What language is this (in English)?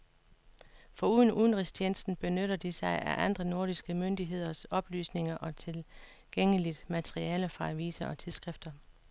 Danish